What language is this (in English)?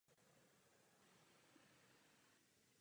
Czech